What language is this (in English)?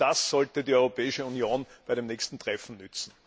German